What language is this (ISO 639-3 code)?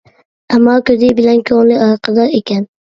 uig